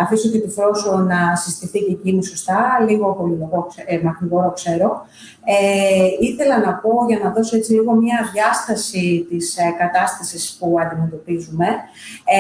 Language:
Greek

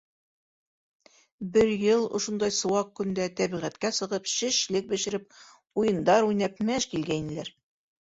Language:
Bashkir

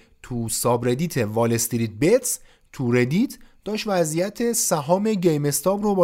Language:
Persian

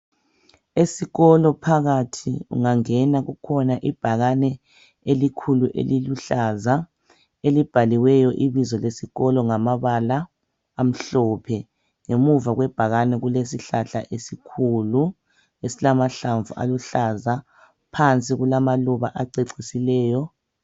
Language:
North Ndebele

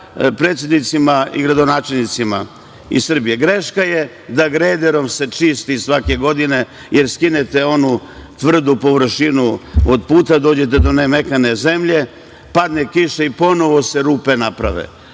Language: Serbian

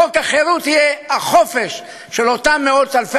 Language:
Hebrew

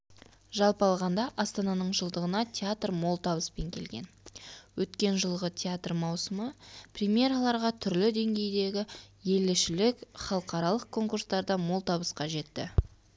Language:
Kazakh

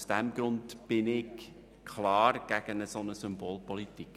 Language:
Swiss German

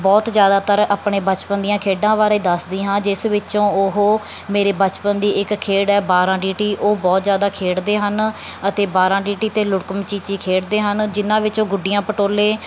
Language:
Punjabi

